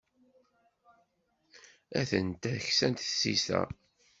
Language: Kabyle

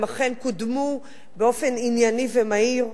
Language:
Hebrew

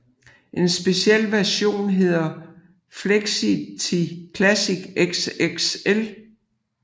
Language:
Danish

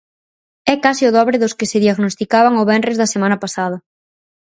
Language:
Galician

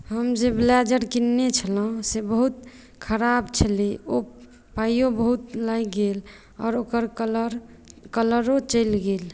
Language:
Maithili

